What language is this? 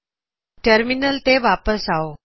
Punjabi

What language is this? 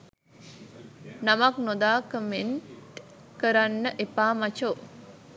Sinhala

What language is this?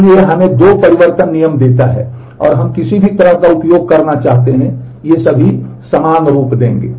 Hindi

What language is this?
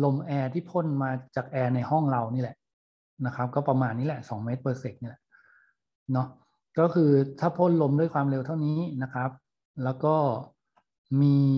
Thai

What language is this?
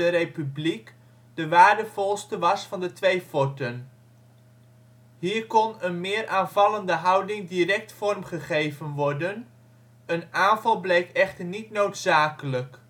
Dutch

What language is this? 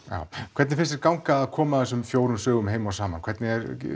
Icelandic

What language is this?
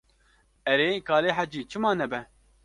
Kurdish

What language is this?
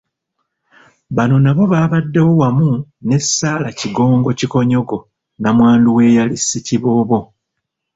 Ganda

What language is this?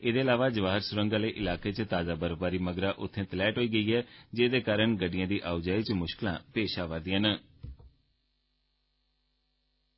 Dogri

